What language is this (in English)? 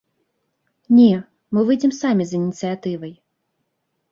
Belarusian